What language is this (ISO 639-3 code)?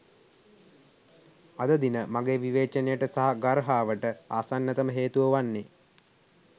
sin